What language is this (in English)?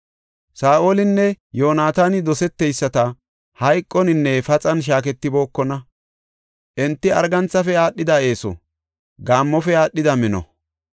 Gofa